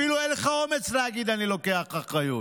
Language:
Hebrew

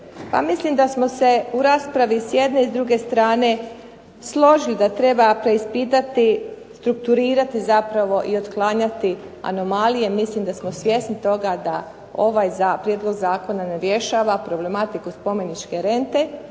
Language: Croatian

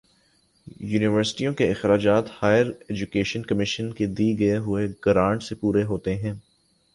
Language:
Urdu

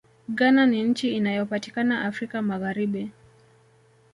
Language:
Swahili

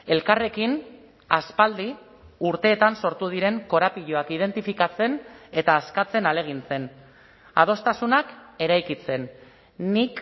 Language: Basque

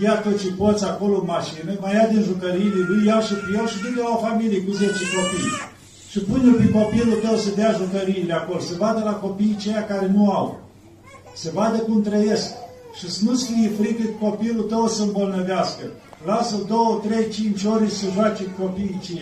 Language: Romanian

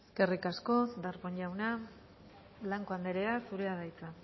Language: Basque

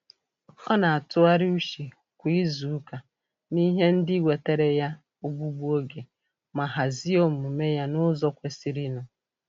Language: Igbo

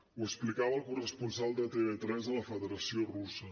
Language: Catalan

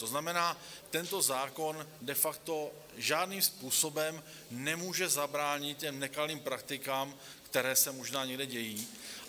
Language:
Czech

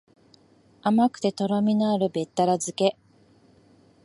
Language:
Japanese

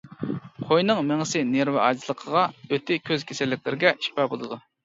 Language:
Uyghur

